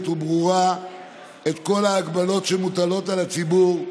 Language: Hebrew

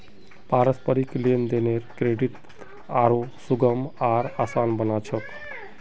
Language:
Magahi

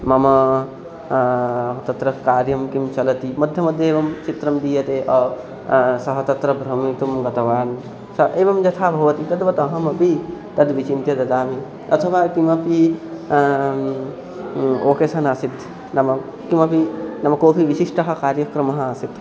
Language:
Sanskrit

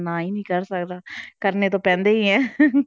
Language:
Punjabi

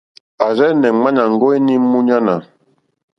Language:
Mokpwe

